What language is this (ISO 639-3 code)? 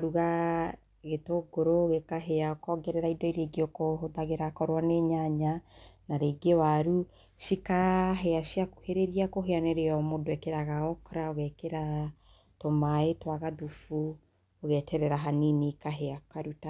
kik